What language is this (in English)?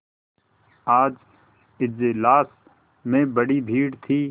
Hindi